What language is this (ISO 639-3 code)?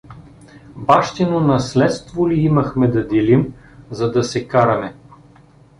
bul